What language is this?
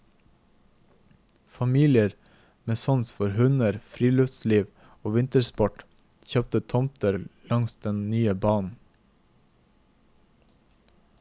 Norwegian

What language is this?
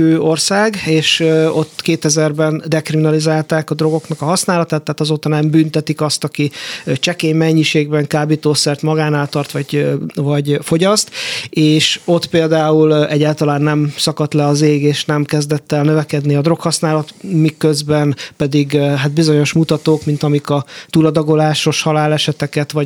Hungarian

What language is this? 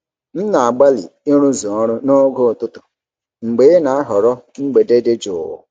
Igbo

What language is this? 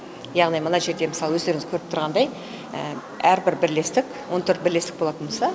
Kazakh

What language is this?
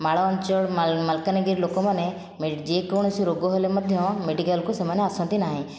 Odia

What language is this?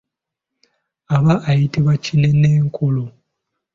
Ganda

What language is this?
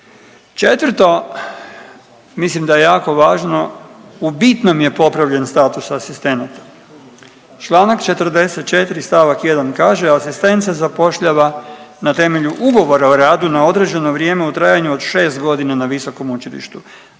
Croatian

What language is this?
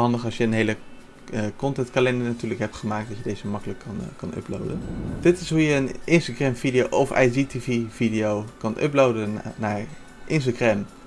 Dutch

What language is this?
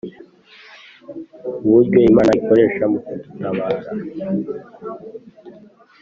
Kinyarwanda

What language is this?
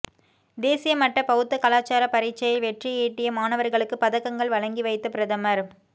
Tamil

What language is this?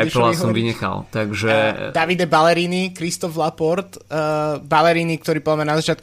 Slovak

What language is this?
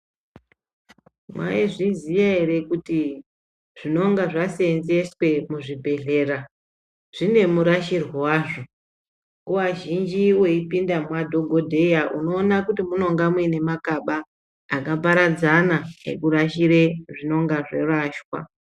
Ndau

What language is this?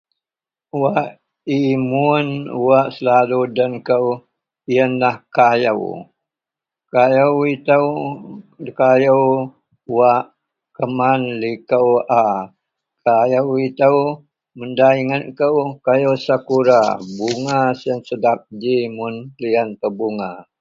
Central Melanau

